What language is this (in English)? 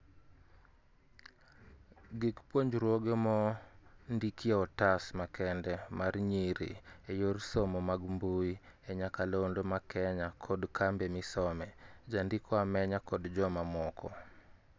Luo (Kenya and Tanzania)